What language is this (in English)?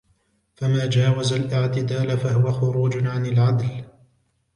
Arabic